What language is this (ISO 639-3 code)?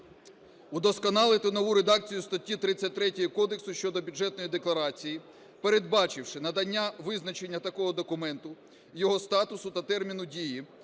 ukr